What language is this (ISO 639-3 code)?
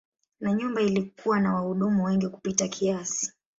swa